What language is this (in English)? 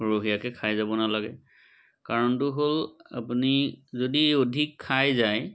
Assamese